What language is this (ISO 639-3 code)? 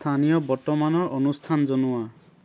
asm